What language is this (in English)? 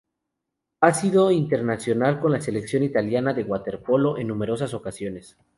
Spanish